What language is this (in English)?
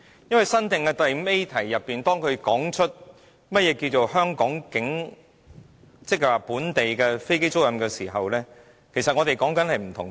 Cantonese